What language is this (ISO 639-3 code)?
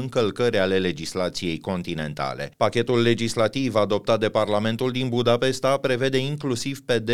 ron